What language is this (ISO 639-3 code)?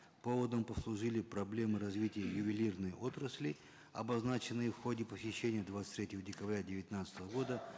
kaz